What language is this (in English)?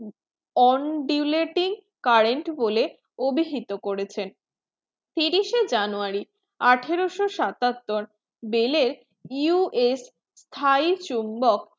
Bangla